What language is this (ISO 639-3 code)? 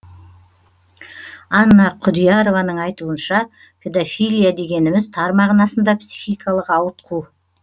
kaz